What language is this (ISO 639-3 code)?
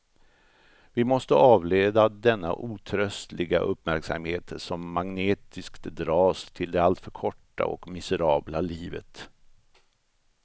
swe